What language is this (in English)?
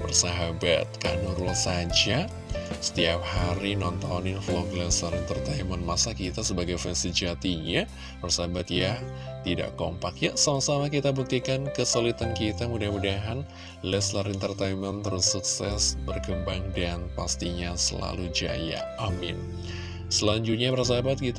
Indonesian